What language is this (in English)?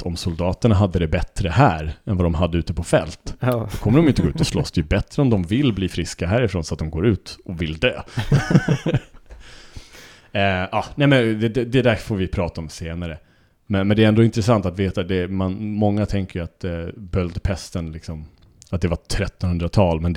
Swedish